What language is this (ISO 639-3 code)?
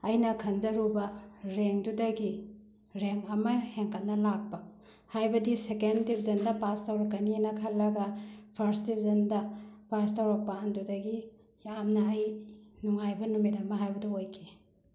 mni